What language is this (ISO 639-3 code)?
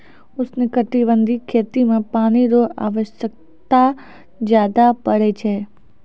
mai